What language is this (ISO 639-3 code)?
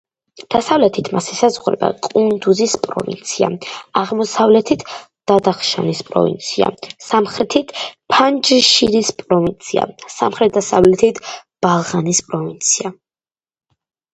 kat